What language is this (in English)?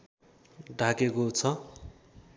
Nepali